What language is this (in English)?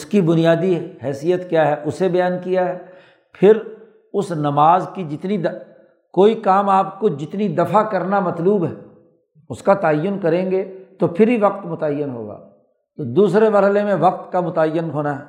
Urdu